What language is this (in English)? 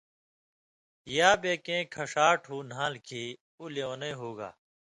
Indus Kohistani